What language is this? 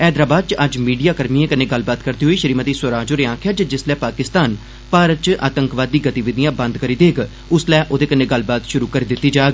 Dogri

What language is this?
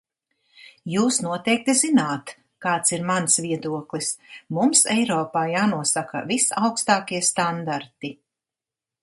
Latvian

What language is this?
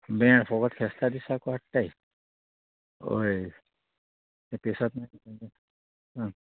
Konkani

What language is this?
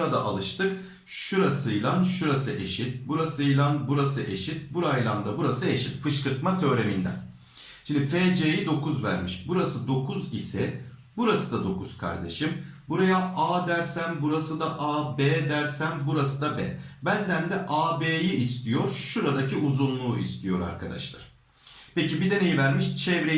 Turkish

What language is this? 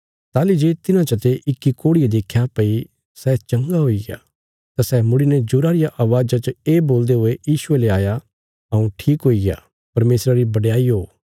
Bilaspuri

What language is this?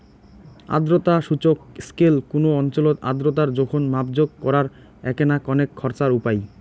Bangla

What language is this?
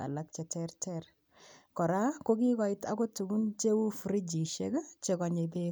Kalenjin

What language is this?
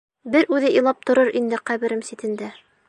Bashkir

